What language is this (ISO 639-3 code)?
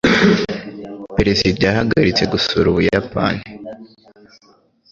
kin